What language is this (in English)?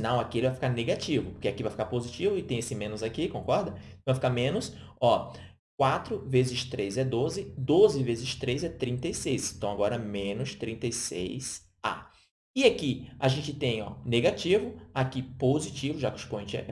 Portuguese